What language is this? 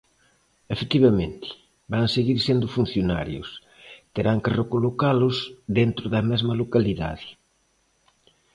Galician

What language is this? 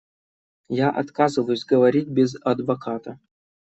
Russian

